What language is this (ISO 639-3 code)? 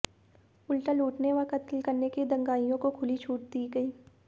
hin